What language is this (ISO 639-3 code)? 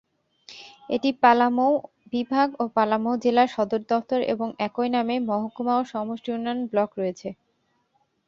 ben